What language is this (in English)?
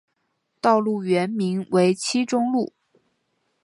Chinese